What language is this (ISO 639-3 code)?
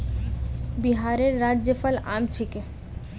mag